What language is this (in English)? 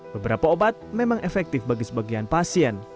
Indonesian